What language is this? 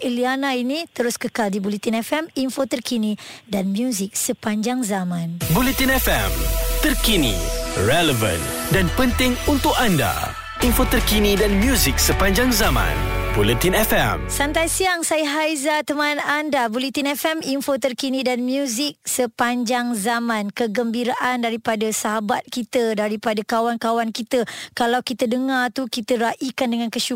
Malay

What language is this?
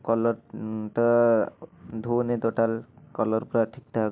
Odia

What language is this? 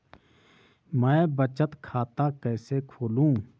Hindi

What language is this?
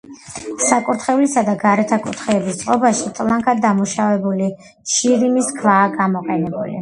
Georgian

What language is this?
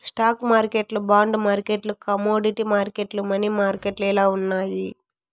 Telugu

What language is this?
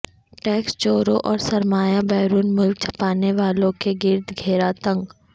Urdu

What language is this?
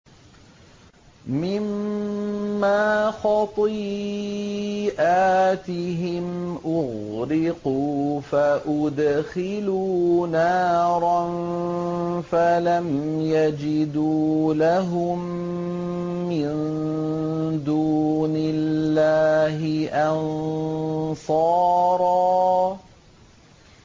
Arabic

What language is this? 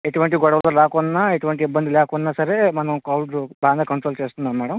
Telugu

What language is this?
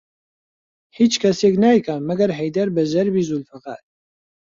Central Kurdish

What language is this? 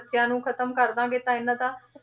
Punjabi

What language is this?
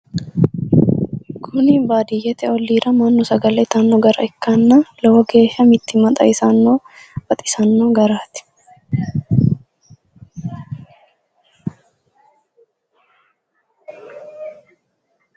Sidamo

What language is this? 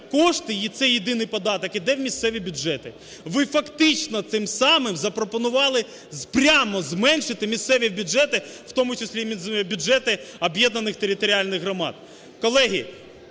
Ukrainian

